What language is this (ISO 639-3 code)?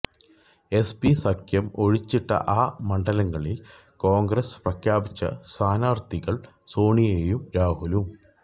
mal